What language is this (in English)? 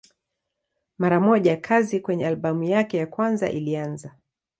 Swahili